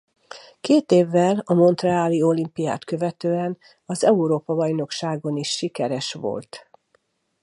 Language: Hungarian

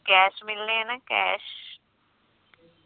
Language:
Punjabi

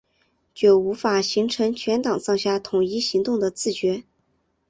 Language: Chinese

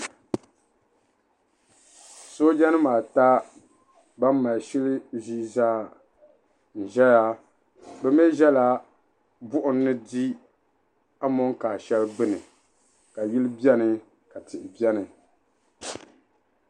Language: Dagbani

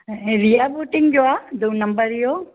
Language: Sindhi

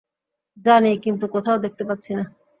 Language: Bangla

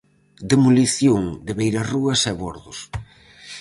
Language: Galician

